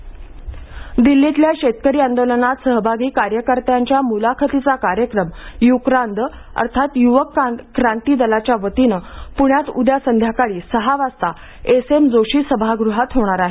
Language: Marathi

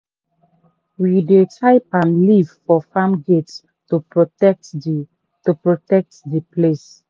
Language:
Nigerian Pidgin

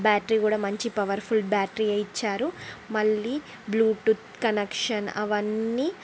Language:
Telugu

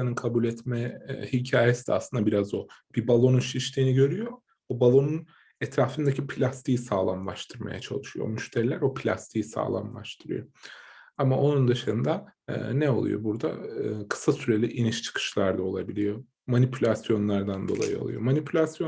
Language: Turkish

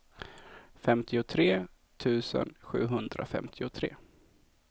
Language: Swedish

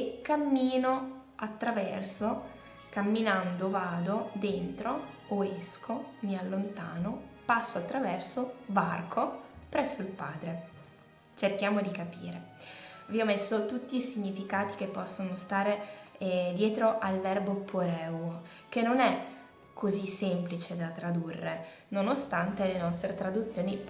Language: Italian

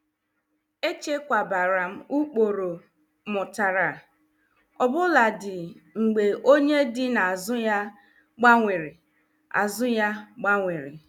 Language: Igbo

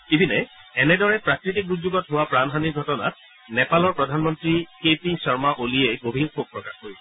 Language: Assamese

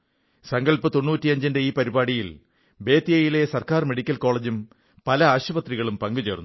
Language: Malayalam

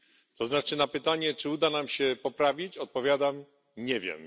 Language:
Polish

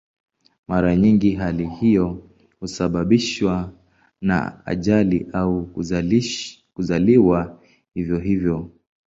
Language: Swahili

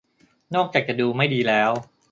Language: Thai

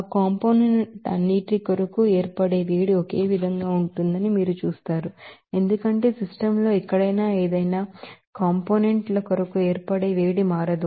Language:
Telugu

